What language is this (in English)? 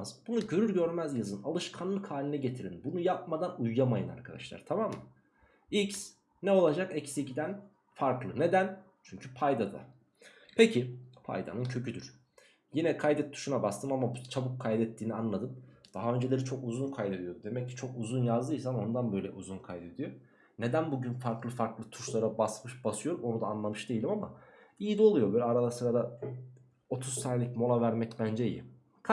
Turkish